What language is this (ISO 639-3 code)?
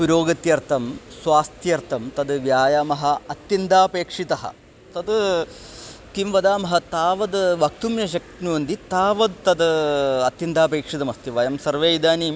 san